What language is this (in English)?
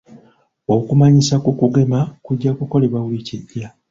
Ganda